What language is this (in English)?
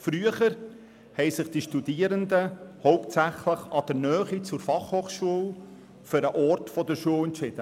Swiss German